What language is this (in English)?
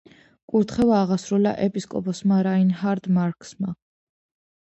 Georgian